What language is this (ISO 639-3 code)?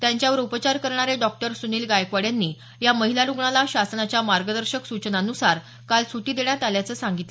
mar